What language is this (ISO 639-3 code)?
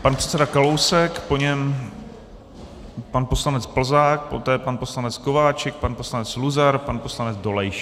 ces